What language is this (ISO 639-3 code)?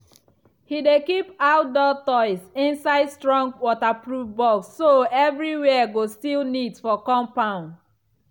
pcm